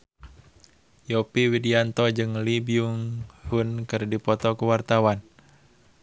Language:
Sundanese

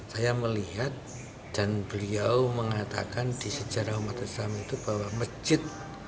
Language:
Indonesian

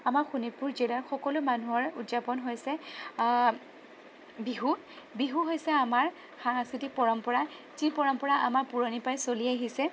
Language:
Assamese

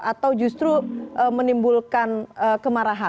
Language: Indonesian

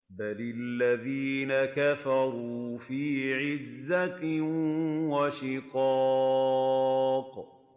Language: Arabic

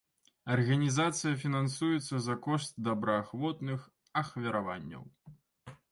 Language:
Belarusian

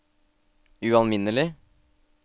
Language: Norwegian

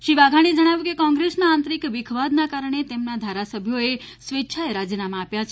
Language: Gujarati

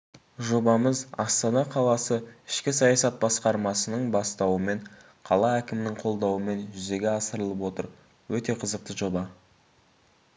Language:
Kazakh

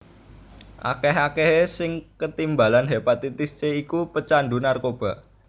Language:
Javanese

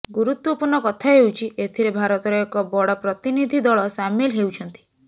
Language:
Odia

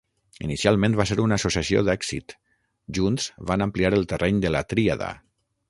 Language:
Catalan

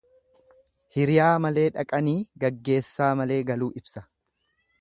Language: Oromo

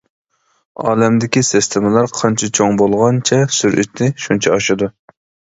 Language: Uyghur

